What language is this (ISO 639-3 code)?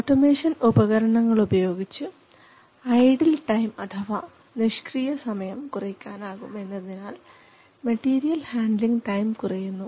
mal